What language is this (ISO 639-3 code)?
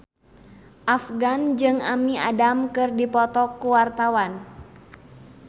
sun